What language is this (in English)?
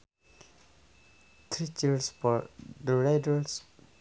Sundanese